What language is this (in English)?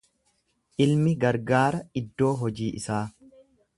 Oromo